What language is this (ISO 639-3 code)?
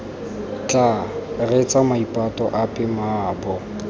tsn